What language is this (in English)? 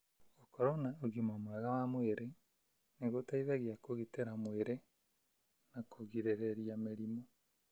Kikuyu